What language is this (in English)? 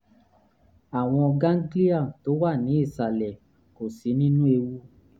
Yoruba